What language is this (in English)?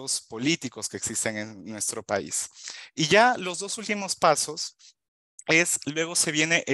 Spanish